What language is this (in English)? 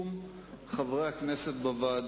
Hebrew